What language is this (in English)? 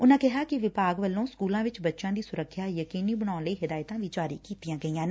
Punjabi